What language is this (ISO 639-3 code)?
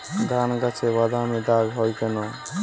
ben